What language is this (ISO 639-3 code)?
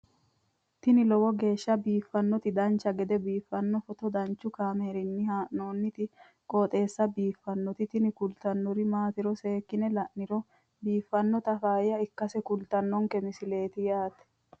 sid